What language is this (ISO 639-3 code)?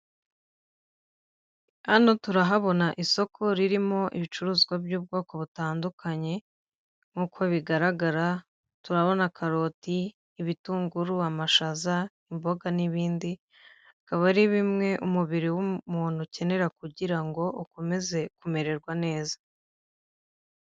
kin